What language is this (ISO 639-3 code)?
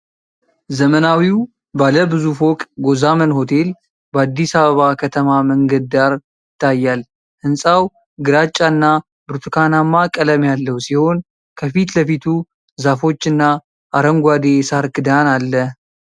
amh